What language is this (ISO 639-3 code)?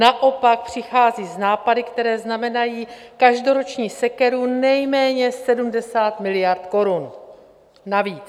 ces